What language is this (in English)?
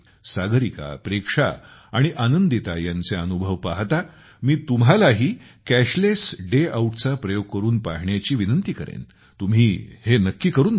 Marathi